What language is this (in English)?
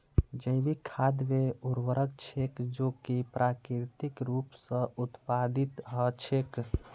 Magahi